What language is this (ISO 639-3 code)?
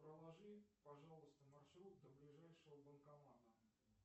rus